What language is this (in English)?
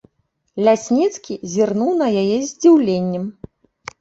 Belarusian